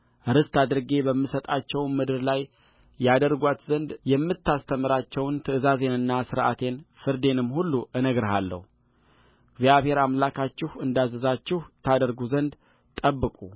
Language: Amharic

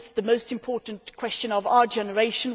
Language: English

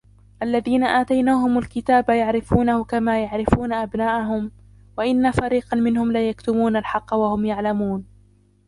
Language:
Arabic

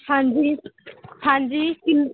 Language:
Punjabi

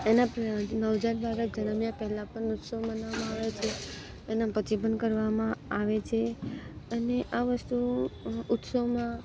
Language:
Gujarati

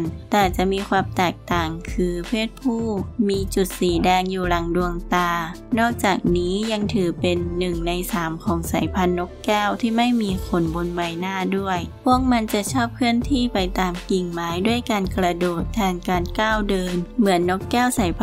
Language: Thai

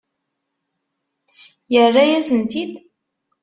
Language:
Kabyle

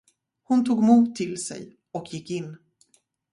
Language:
Swedish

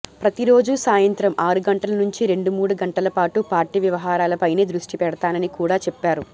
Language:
Telugu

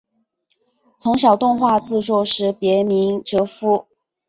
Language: Chinese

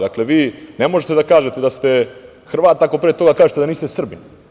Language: Serbian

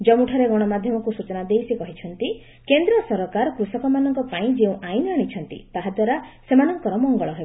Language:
Odia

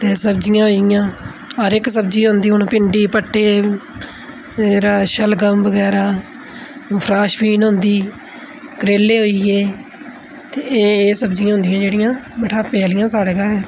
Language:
Dogri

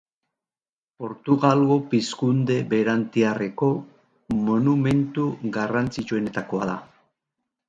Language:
Basque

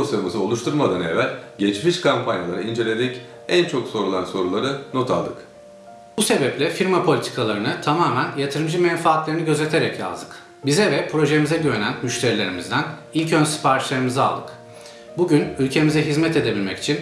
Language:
Turkish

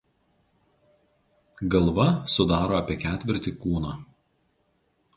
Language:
Lithuanian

